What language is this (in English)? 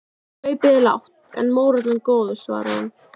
Icelandic